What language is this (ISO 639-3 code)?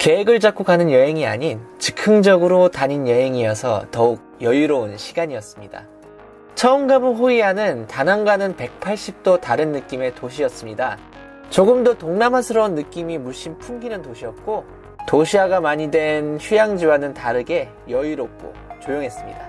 kor